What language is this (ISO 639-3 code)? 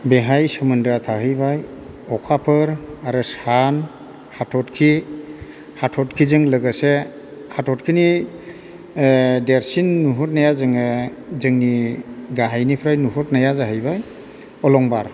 brx